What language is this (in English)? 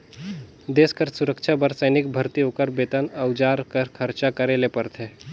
Chhattisgarhi